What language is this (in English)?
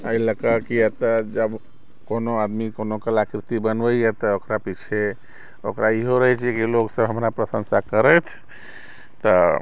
Maithili